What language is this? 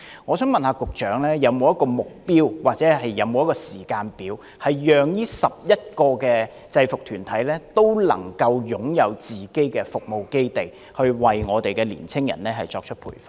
Cantonese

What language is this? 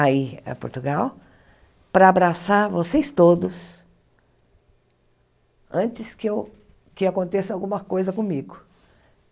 Portuguese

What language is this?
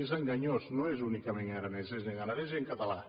Catalan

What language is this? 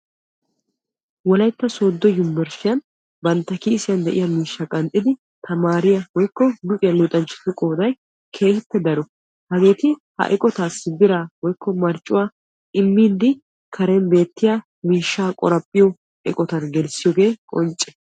Wolaytta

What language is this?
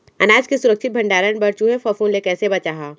Chhattisgarhi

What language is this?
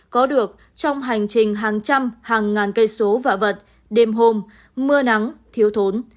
Vietnamese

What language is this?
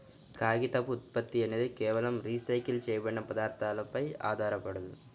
Telugu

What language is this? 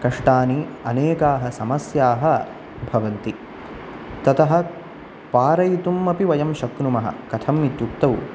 Sanskrit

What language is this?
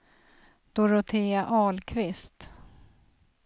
Swedish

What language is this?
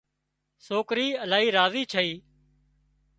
Wadiyara Koli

